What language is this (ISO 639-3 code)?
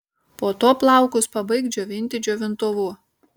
lit